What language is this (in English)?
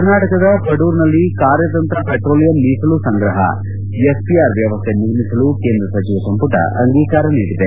Kannada